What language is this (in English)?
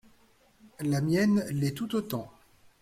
French